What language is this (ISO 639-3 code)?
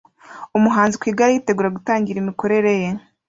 kin